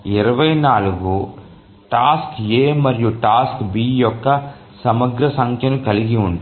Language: Telugu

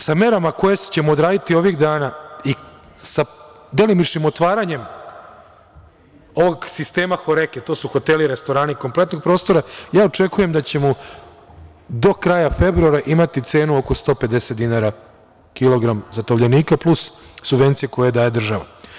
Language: Serbian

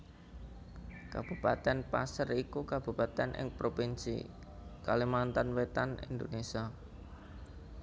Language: Javanese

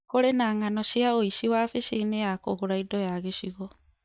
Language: Kikuyu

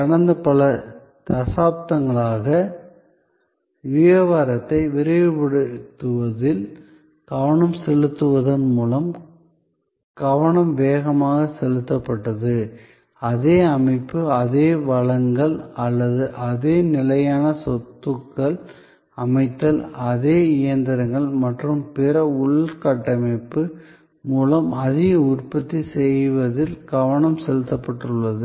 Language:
Tamil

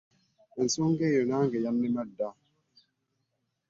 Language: Ganda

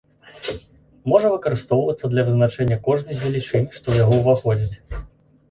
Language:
Belarusian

